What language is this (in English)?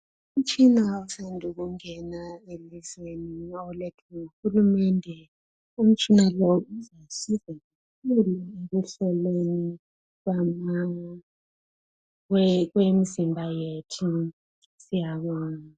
North Ndebele